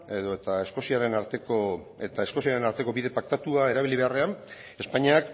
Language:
Basque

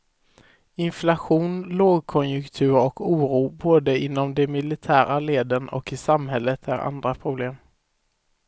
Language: Swedish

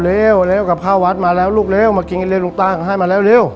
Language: Thai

